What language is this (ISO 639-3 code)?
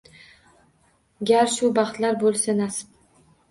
uzb